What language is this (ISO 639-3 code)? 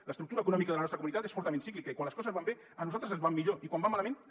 cat